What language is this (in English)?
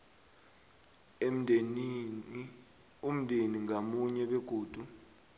South Ndebele